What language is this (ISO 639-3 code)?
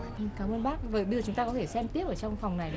vie